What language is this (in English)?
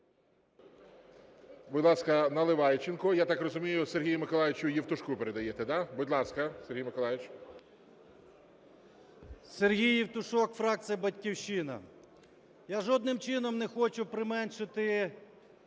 Ukrainian